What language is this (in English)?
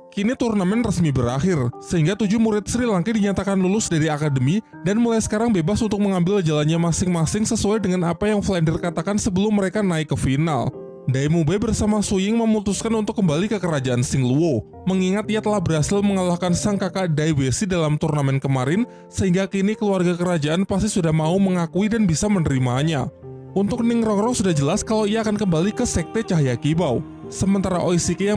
Indonesian